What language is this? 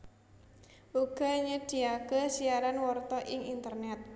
Javanese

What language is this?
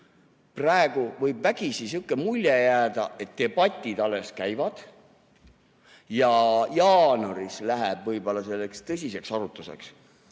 Estonian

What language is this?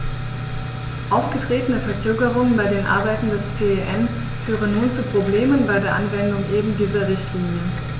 German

